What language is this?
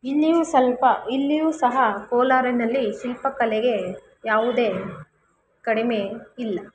Kannada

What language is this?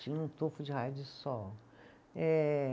Portuguese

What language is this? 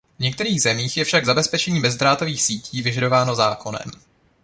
Czech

